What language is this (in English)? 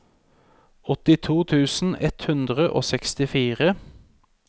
Norwegian